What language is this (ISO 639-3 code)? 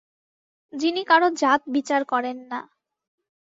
ben